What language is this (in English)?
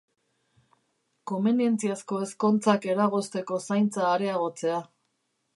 Basque